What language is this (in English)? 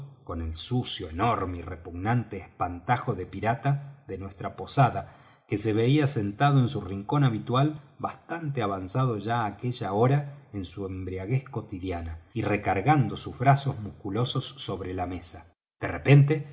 Spanish